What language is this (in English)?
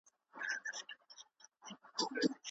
Pashto